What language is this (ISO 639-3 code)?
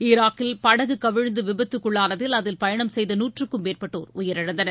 tam